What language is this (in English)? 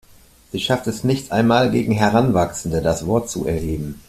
German